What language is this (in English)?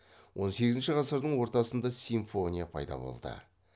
Kazakh